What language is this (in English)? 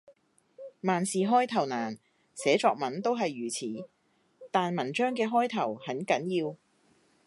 Cantonese